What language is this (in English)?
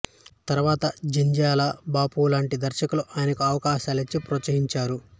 Telugu